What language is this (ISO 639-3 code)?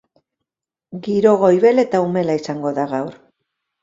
eus